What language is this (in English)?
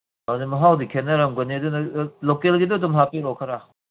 Manipuri